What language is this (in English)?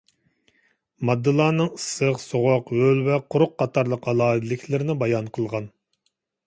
Uyghur